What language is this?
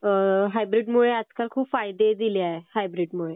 Marathi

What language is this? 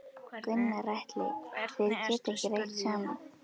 Icelandic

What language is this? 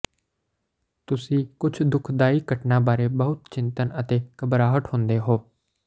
Punjabi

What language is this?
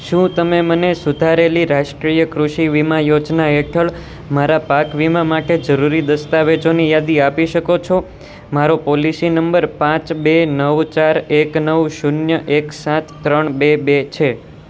Gujarati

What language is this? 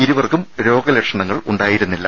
Malayalam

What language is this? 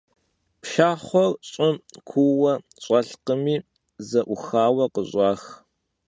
Kabardian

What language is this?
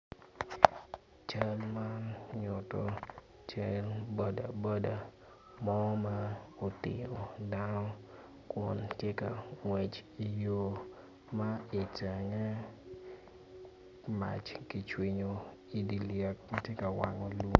Acoli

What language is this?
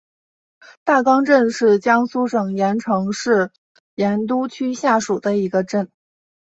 Chinese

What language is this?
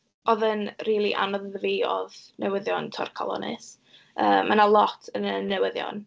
Welsh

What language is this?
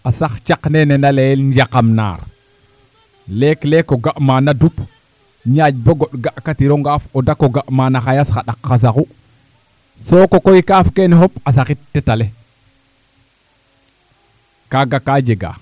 Serer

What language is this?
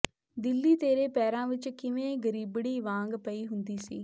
Punjabi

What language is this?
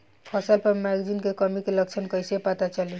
Bhojpuri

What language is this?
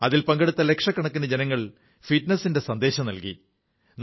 Malayalam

